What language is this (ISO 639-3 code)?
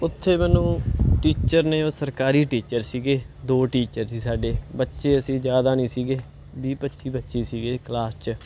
pan